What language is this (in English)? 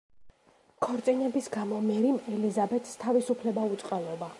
Georgian